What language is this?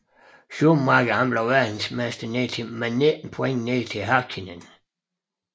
Danish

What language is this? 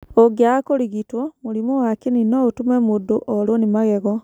Kikuyu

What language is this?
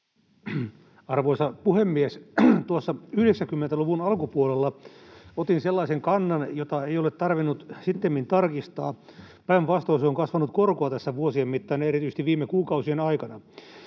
Finnish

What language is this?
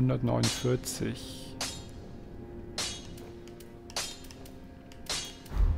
German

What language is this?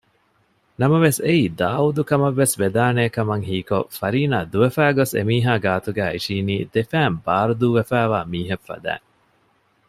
Divehi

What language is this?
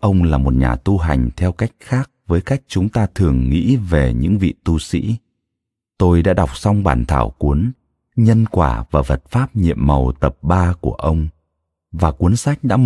Vietnamese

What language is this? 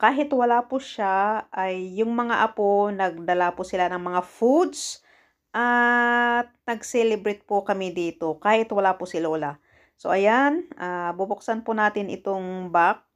Filipino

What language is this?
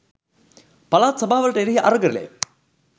Sinhala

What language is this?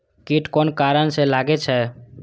Maithili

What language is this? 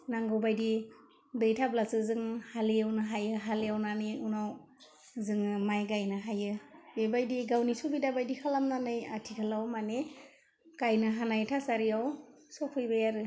Bodo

